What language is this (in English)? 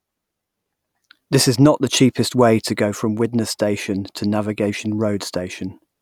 English